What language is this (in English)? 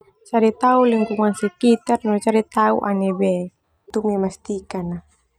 Termanu